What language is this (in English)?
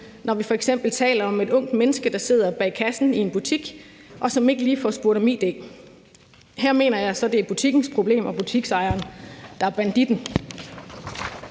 Danish